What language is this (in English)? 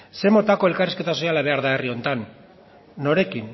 Basque